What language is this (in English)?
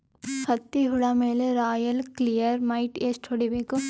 Kannada